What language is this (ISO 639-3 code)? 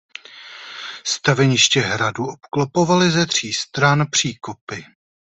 ces